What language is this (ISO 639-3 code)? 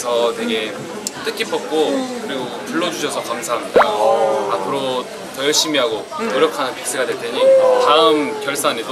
kor